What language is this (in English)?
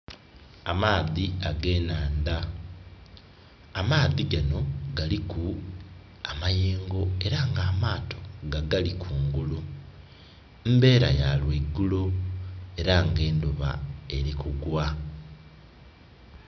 Soga